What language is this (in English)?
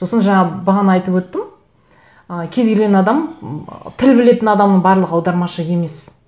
Kazakh